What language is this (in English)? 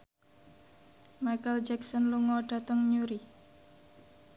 Javanese